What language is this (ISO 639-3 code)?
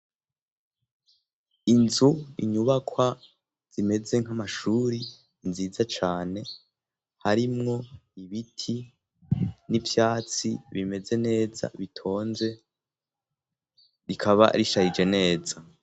run